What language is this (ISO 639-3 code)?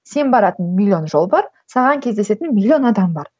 kaz